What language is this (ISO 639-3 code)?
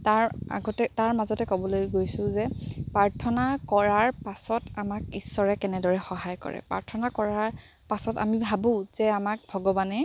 asm